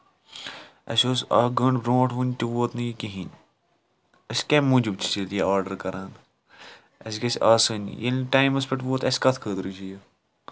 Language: Kashmiri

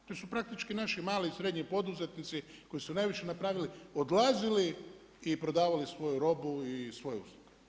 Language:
Croatian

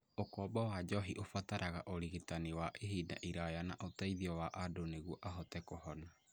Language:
Kikuyu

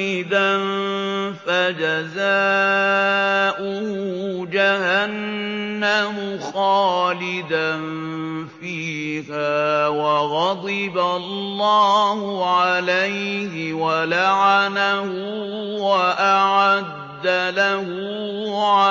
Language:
Arabic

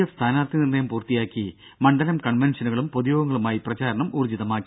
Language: Malayalam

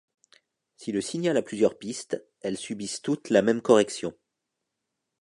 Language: French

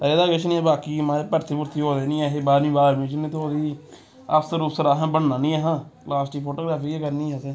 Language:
Dogri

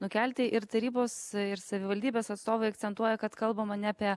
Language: Lithuanian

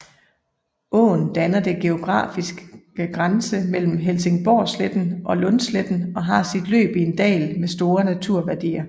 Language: Danish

